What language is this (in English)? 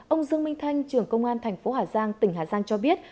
Vietnamese